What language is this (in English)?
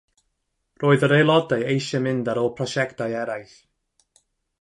Welsh